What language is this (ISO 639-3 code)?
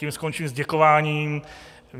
ces